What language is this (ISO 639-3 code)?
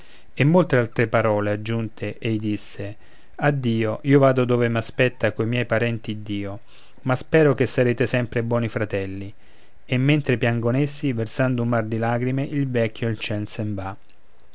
ita